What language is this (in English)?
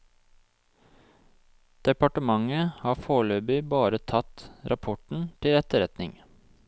Norwegian